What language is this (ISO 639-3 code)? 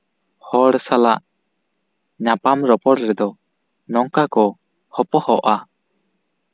sat